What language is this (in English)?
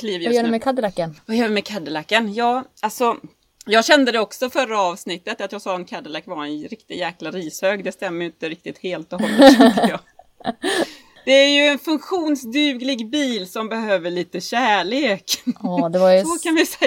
Swedish